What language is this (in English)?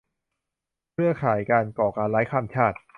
Thai